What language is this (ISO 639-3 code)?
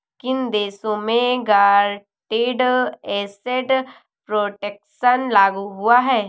hin